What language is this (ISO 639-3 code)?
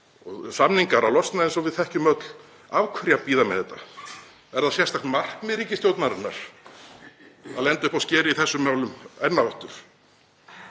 isl